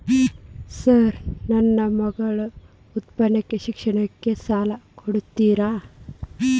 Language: Kannada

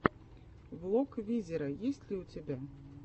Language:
Russian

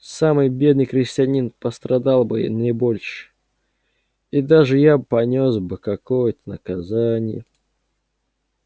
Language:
Russian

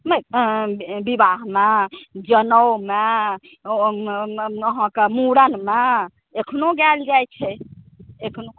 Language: Maithili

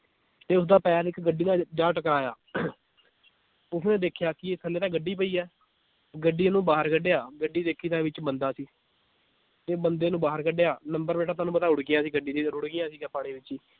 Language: Punjabi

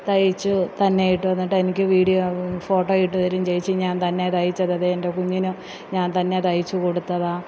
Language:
Malayalam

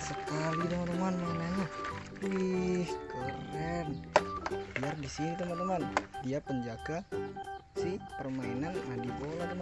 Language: Indonesian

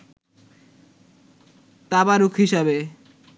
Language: Bangla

